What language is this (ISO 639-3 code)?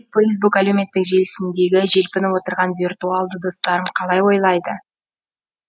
kaz